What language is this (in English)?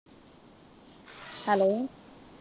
Punjabi